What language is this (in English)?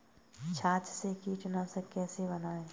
Hindi